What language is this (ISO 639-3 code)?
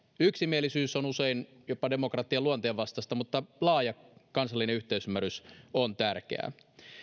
fin